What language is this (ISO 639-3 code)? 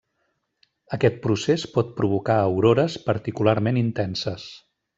cat